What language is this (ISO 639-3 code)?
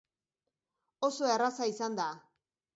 eus